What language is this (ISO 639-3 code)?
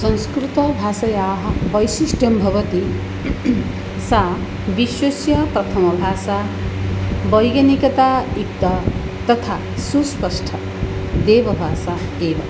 san